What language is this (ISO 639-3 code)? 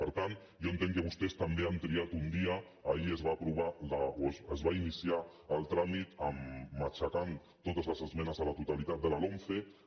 cat